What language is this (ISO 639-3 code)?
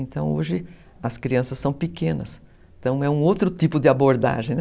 por